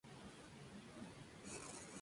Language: Spanish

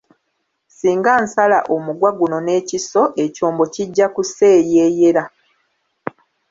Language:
Ganda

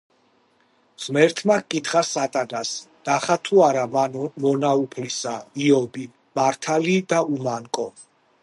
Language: Georgian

